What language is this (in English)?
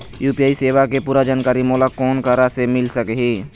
Chhattisgarhi